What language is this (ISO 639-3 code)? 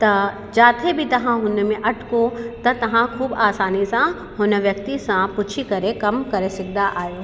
snd